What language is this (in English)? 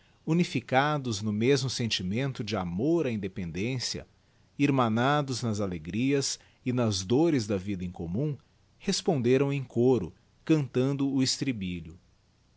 Portuguese